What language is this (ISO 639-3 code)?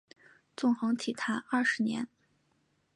zho